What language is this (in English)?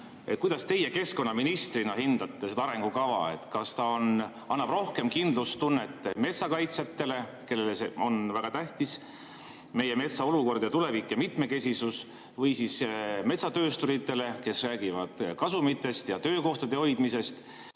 Estonian